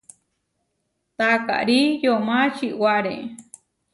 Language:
Huarijio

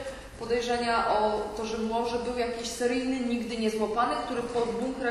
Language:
Polish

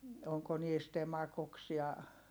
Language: Finnish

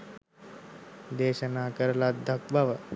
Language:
Sinhala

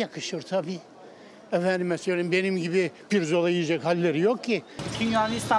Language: Turkish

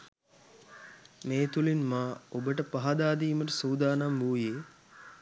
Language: Sinhala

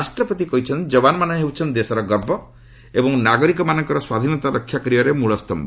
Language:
Odia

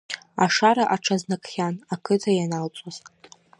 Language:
Abkhazian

